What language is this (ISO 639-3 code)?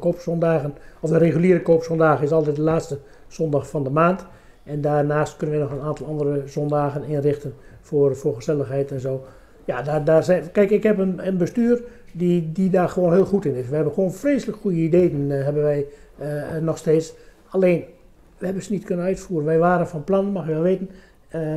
nld